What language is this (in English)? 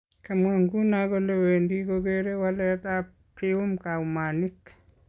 Kalenjin